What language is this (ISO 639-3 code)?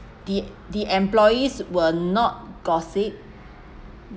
eng